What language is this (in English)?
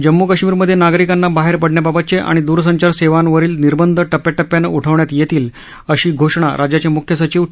Marathi